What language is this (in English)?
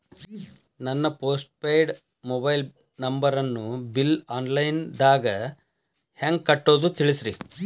Kannada